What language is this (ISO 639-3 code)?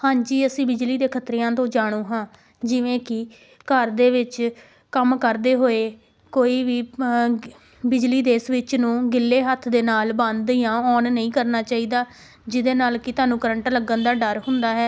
pan